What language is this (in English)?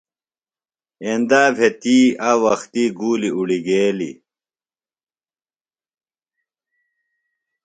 Phalura